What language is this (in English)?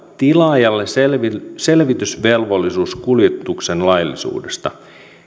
Finnish